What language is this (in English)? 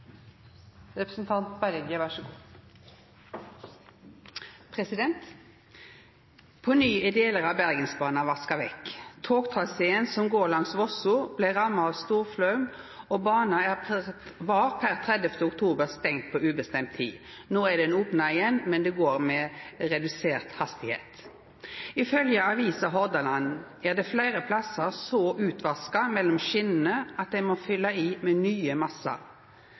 Norwegian